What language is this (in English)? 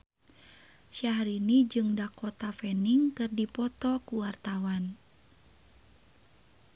Sundanese